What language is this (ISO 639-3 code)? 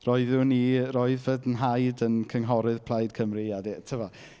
cym